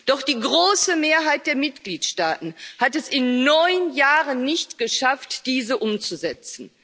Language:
German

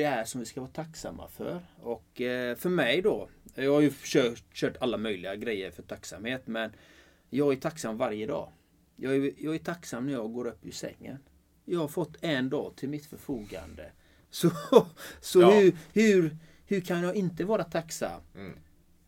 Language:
Swedish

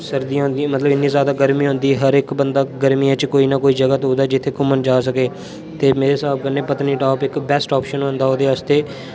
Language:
Dogri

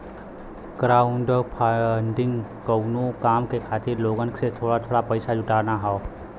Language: Bhojpuri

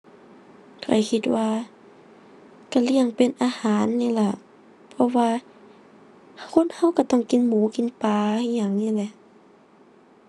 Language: Thai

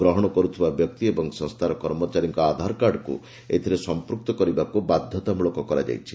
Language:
Odia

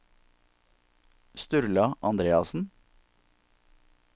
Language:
Norwegian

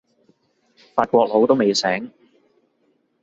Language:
Cantonese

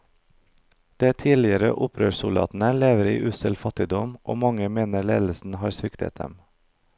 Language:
Norwegian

